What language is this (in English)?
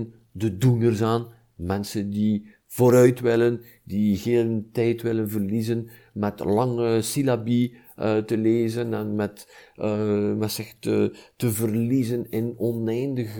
Dutch